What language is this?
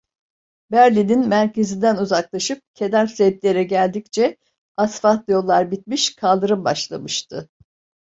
Turkish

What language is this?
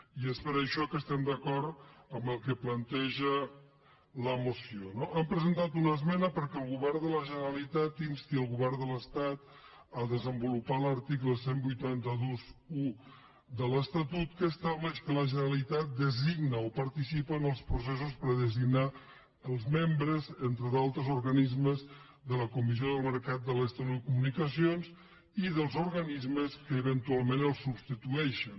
Catalan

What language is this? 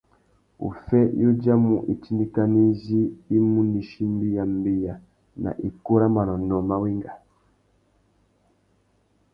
Tuki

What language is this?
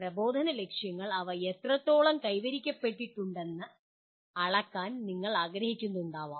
Malayalam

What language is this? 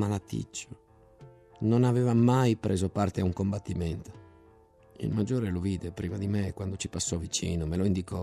Italian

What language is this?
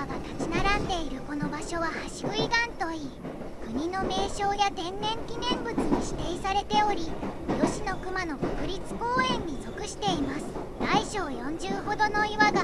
Japanese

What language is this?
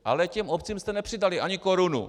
Czech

